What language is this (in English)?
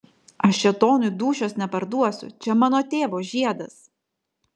Lithuanian